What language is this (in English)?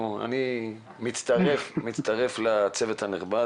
Hebrew